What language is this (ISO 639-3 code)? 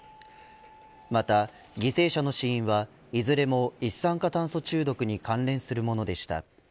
jpn